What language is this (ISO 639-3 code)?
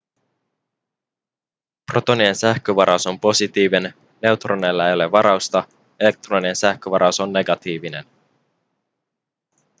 fin